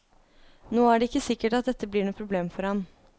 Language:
Norwegian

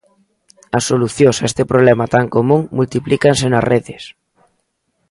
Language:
Galician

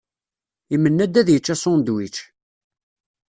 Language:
Kabyle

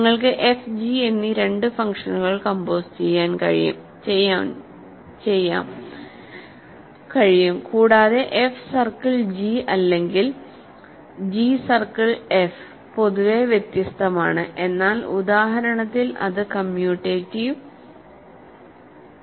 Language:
Malayalam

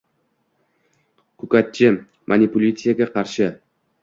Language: Uzbek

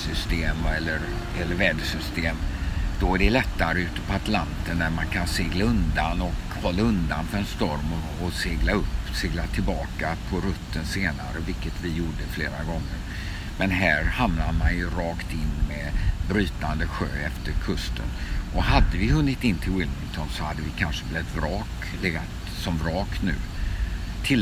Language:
Swedish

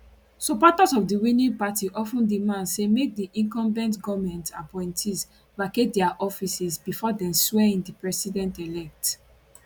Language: Nigerian Pidgin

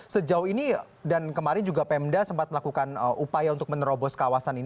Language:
Indonesian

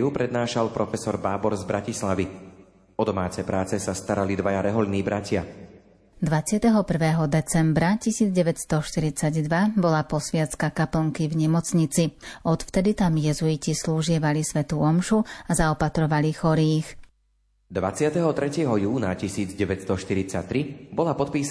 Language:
Slovak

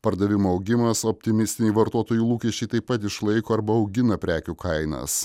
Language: Lithuanian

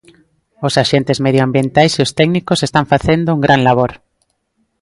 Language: Galician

